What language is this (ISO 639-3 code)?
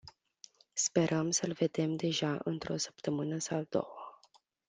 ron